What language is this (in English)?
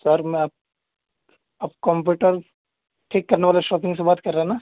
Urdu